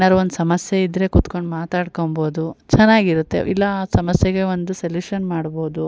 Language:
Kannada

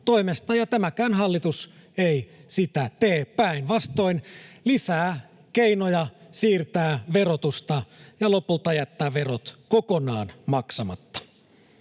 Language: Finnish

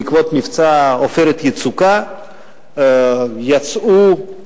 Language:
Hebrew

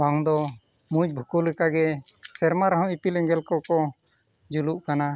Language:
Santali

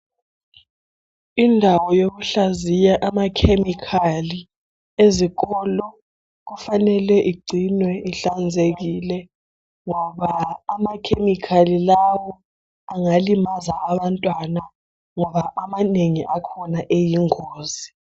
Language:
North Ndebele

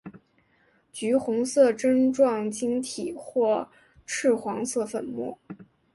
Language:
Chinese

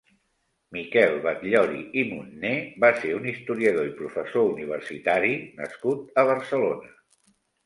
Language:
Catalan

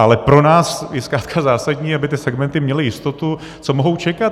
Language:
Czech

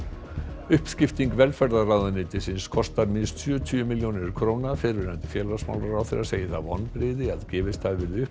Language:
Icelandic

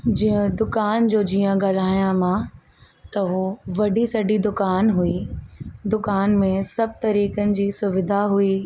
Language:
Sindhi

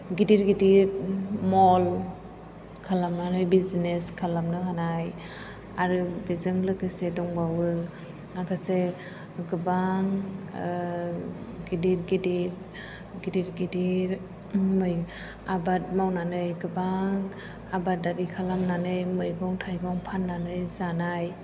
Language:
Bodo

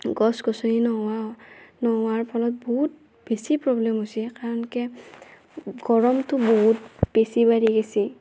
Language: Assamese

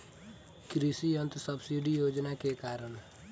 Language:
Bhojpuri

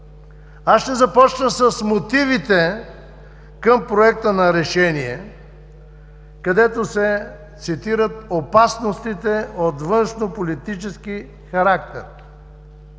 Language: Bulgarian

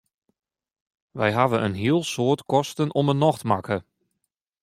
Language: Western Frisian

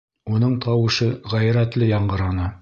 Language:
Bashkir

